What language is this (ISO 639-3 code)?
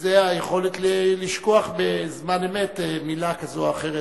heb